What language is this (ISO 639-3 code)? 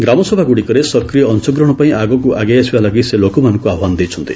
ori